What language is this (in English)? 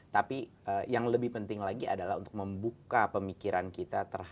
Indonesian